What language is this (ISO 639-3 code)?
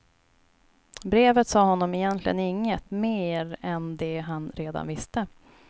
swe